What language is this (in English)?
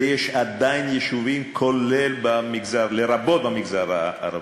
Hebrew